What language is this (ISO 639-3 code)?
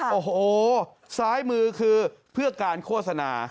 tha